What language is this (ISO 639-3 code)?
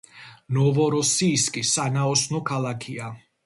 kat